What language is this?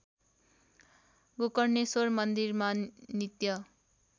Nepali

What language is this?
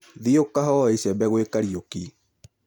Kikuyu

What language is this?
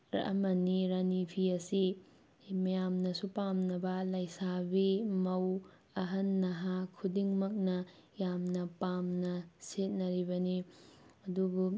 Manipuri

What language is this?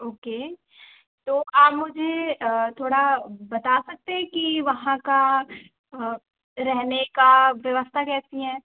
Hindi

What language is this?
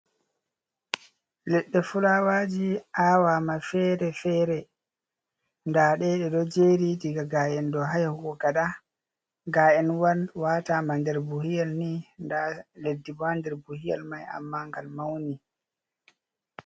Fula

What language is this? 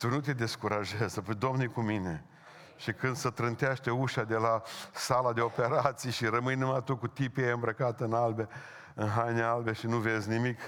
Romanian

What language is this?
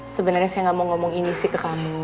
Indonesian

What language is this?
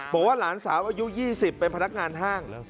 Thai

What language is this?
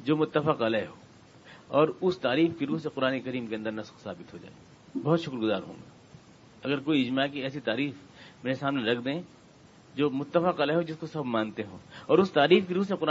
Urdu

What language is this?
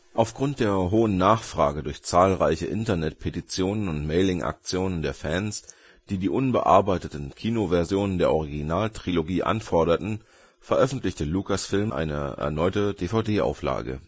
German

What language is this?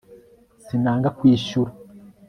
Kinyarwanda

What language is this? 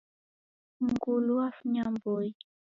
Taita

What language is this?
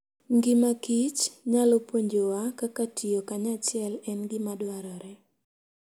Luo (Kenya and Tanzania)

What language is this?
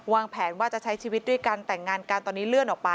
Thai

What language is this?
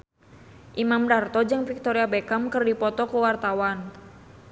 Sundanese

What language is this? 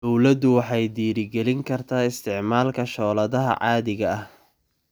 Somali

